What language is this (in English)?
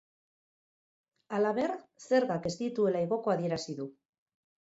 Basque